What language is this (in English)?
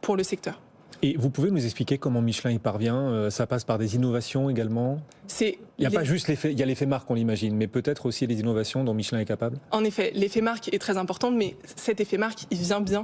French